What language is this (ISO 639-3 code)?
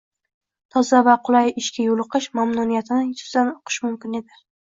uzb